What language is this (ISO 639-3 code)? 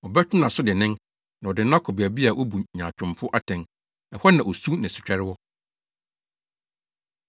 aka